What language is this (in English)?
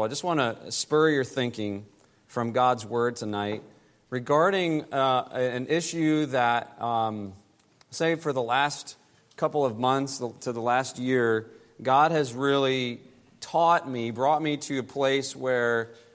English